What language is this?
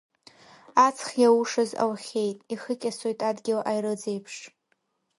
Abkhazian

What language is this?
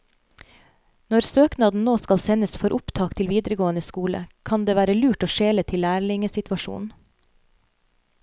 Norwegian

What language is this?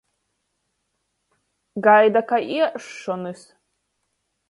Latgalian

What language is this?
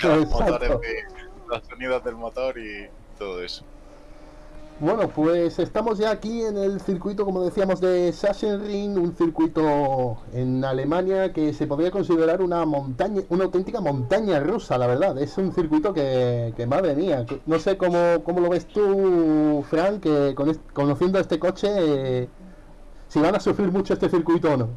Spanish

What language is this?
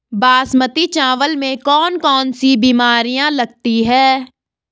Hindi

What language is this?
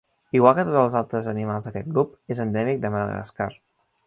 Catalan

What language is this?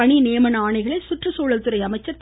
Tamil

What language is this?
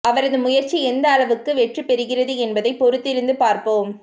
Tamil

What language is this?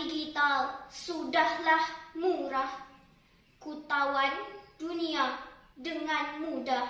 Malay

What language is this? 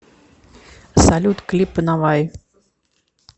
Russian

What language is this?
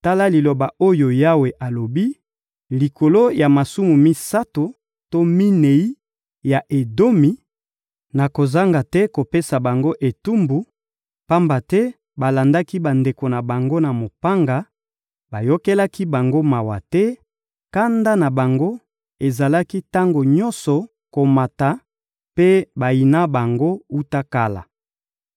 Lingala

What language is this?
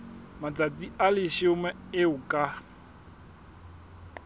Southern Sotho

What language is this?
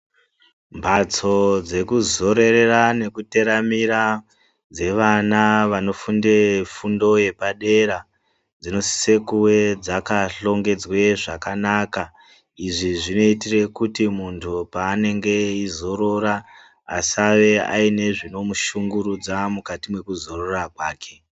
Ndau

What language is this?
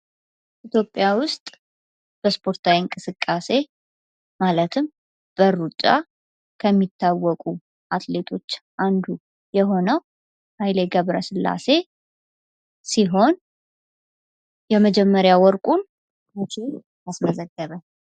Amharic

